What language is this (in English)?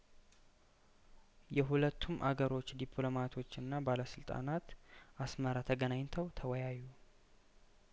Amharic